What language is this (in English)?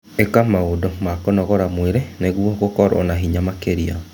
Kikuyu